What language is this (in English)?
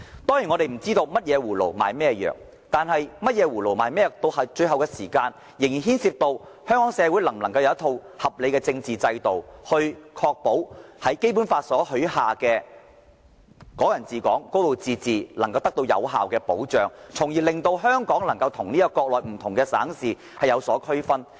Cantonese